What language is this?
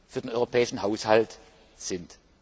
German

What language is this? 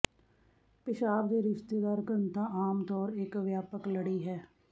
Punjabi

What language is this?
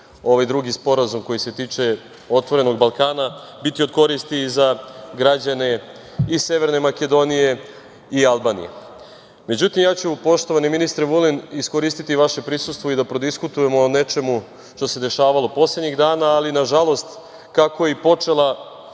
Serbian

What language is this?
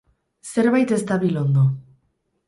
Basque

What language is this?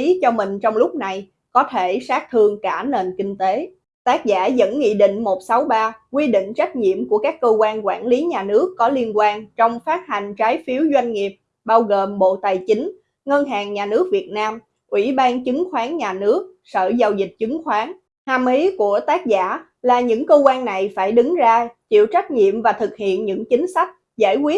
Vietnamese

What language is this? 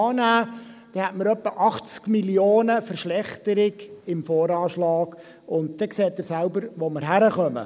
Swiss German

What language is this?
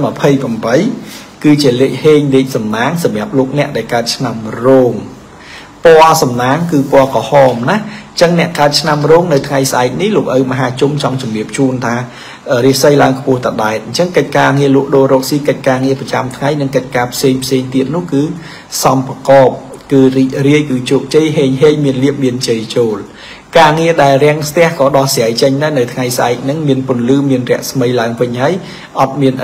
Thai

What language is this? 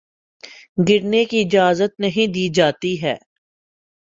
Urdu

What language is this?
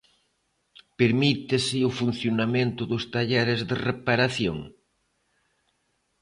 Galician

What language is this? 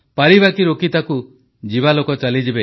Odia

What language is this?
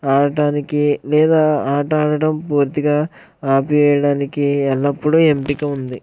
Telugu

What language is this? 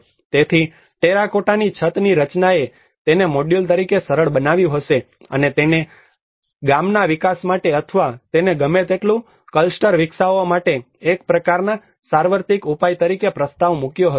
Gujarati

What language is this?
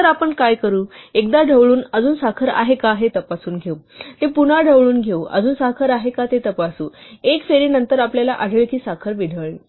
Marathi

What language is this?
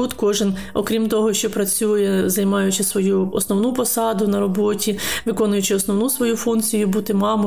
Ukrainian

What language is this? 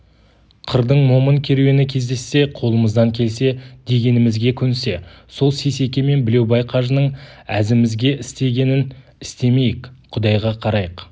Kazakh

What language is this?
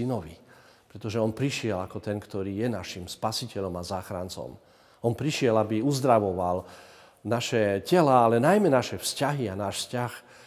Slovak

